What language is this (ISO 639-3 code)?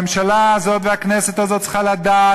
heb